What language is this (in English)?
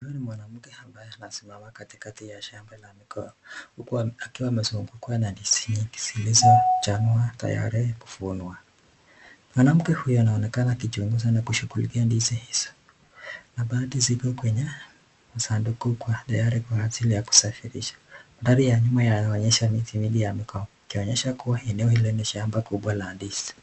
Swahili